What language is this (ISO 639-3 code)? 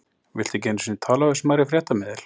isl